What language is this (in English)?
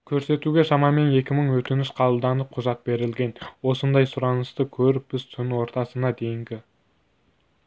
Kazakh